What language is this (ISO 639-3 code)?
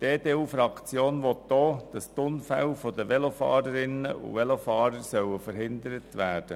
gsw